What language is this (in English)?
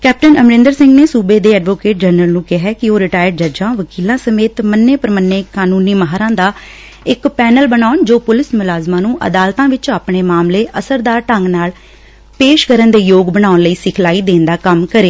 Punjabi